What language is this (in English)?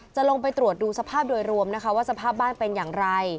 Thai